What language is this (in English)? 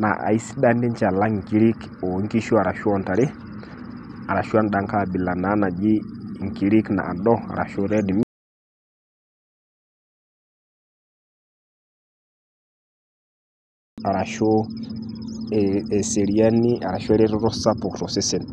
Masai